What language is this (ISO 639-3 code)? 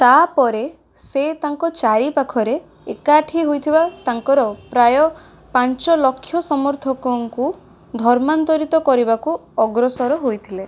ori